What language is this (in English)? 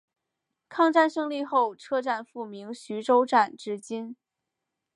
Chinese